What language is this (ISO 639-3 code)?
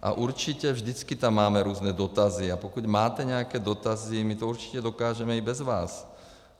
ces